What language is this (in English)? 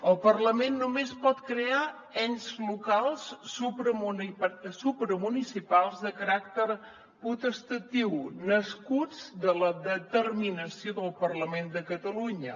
Catalan